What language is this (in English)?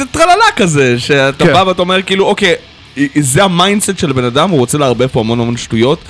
Hebrew